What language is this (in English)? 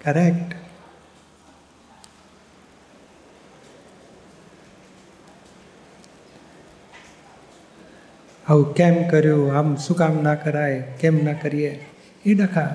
Gujarati